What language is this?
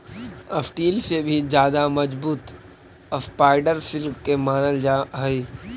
Magahi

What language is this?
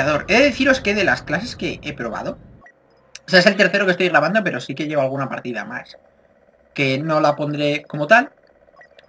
Spanish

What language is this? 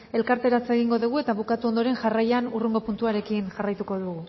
Basque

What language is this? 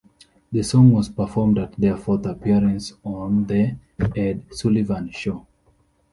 English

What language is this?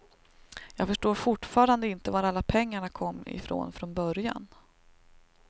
Swedish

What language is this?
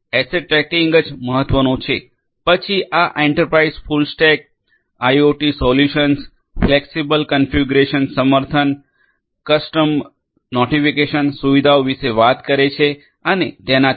Gujarati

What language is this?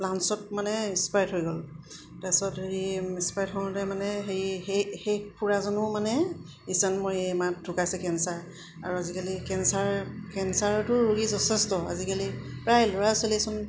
Assamese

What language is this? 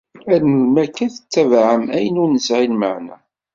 Kabyle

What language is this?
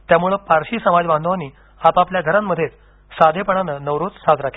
Marathi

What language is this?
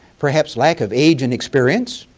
English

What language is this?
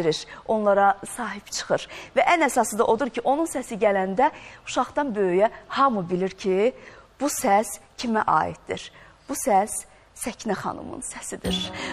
Turkish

